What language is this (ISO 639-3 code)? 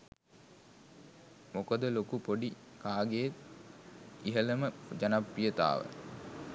sin